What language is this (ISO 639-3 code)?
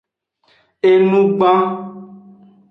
ajg